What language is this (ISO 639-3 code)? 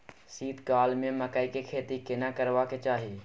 mai